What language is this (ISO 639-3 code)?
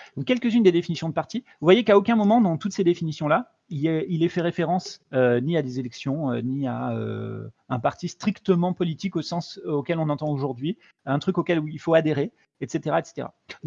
fra